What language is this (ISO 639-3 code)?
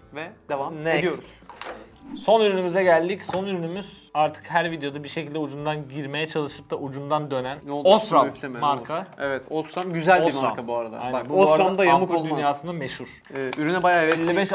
tur